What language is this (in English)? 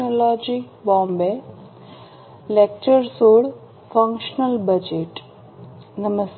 Gujarati